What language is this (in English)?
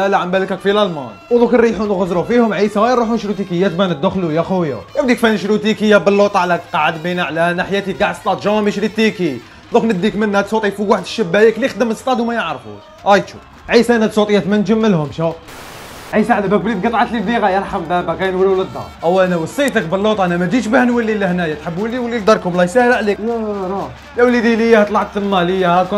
Arabic